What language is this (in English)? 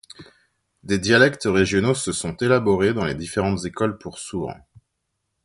French